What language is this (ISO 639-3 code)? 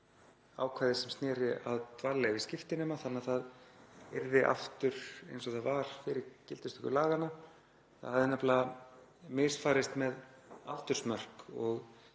isl